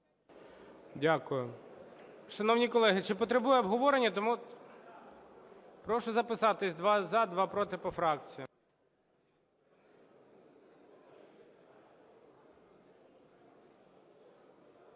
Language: Ukrainian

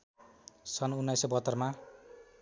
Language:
Nepali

